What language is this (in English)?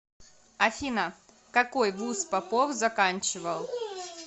Russian